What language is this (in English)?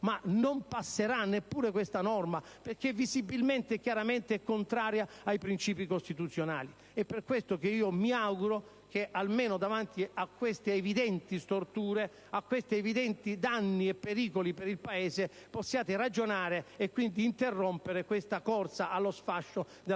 Italian